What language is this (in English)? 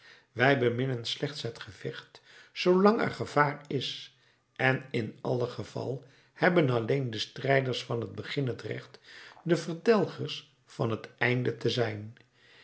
Dutch